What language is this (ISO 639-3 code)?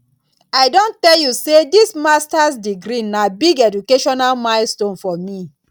pcm